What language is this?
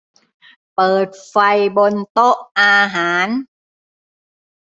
Thai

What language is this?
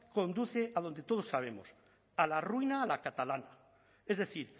Spanish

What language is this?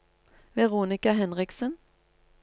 Norwegian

